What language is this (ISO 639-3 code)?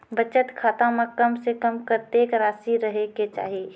mai